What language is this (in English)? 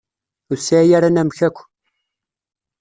Kabyle